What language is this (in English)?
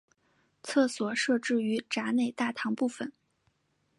Chinese